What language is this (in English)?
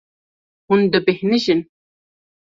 Kurdish